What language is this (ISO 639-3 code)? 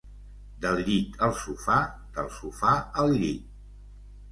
cat